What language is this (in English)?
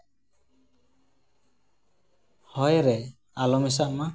Santali